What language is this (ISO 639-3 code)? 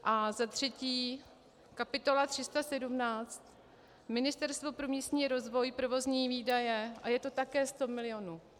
ces